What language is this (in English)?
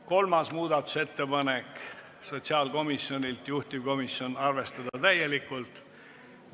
Estonian